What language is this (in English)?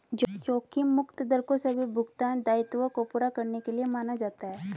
Hindi